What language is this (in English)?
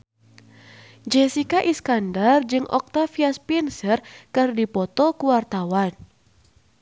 Sundanese